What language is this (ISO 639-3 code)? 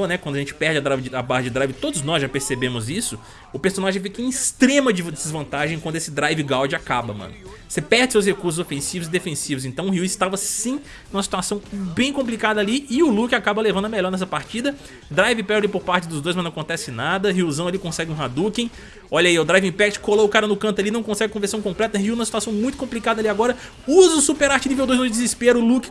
por